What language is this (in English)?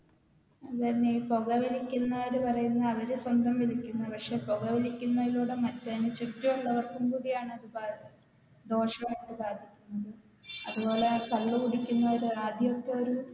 Malayalam